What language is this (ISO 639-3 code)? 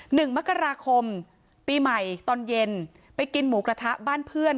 tha